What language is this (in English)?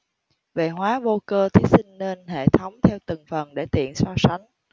Vietnamese